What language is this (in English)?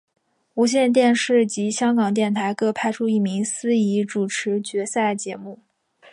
Chinese